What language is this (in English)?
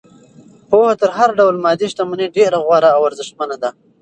Pashto